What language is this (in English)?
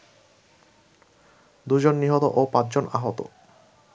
Bangla